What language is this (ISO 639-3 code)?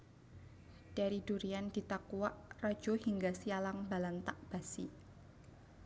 jav